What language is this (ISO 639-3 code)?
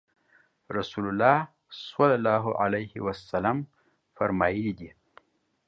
pus